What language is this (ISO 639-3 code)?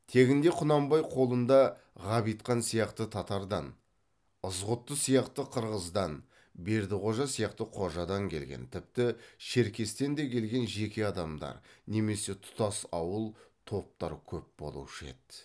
kaz